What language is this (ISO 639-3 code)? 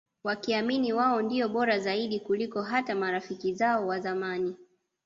swa